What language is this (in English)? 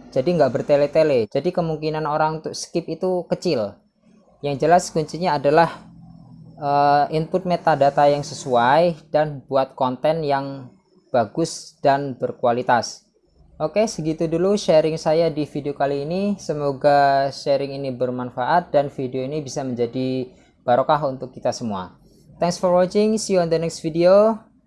Indonesian